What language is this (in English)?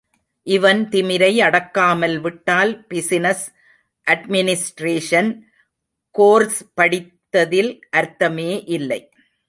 Tamil